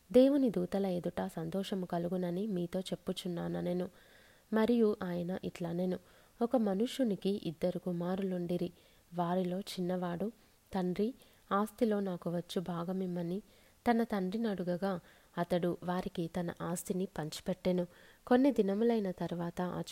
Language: Telugu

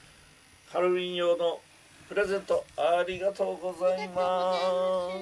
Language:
Japanese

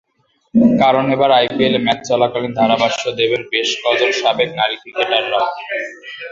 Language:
Bangla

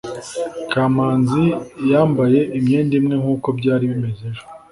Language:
Kinyarwanda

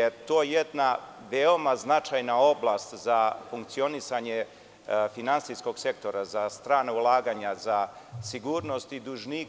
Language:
Serbian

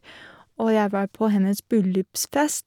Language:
Norwegian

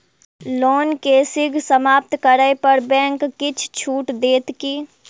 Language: Maithili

